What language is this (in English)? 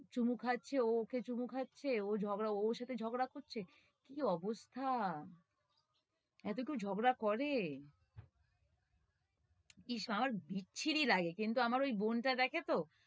Bangla